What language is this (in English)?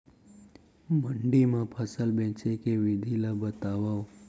Chhattisgarhi